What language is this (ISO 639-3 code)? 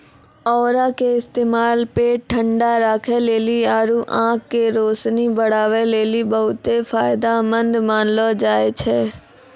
mai